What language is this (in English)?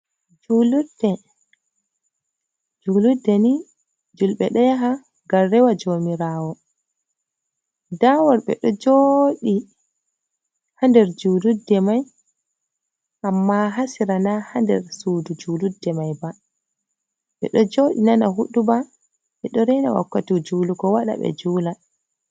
Fula